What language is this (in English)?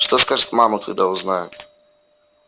Russian